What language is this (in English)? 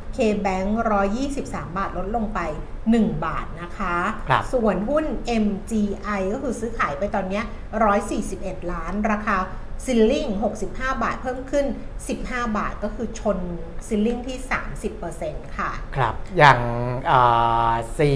Thai